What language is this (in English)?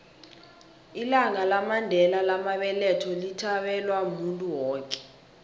South Ndebele